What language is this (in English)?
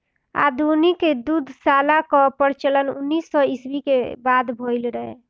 Bhojpuri